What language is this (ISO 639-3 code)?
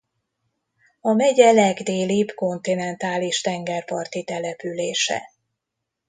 hun